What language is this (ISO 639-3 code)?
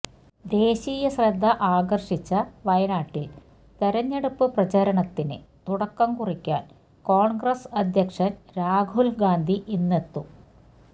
mal